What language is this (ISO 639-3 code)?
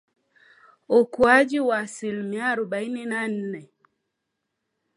swa